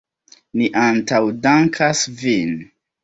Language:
Esperanto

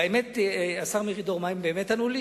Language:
Hebrew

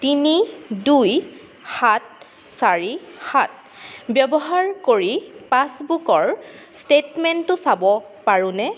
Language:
Assamese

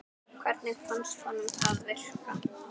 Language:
Icelandic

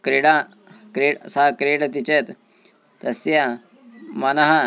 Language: Sanskrit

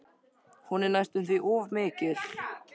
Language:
Icelandic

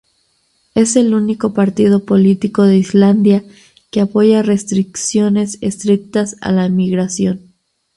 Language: Spanish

